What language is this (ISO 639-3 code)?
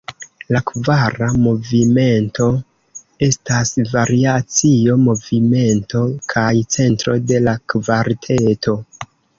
epo